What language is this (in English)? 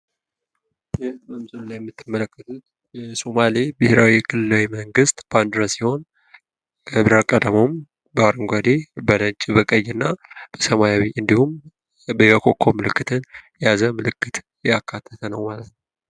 Amharic